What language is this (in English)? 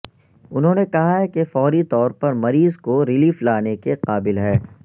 Urdu